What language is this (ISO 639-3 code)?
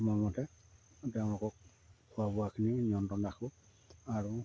asm